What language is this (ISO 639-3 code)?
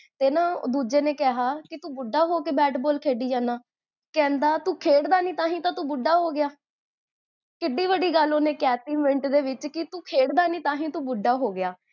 pan